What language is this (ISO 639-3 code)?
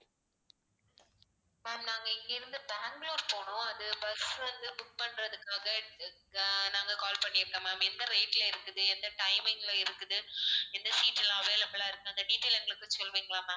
tam